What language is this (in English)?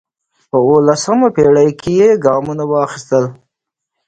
Pashto